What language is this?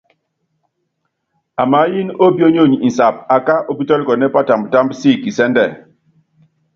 Yangben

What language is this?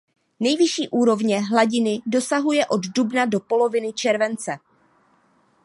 Czech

